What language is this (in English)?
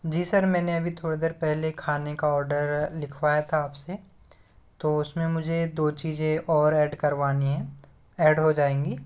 Hindi